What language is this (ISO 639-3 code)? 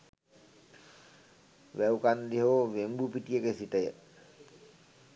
sin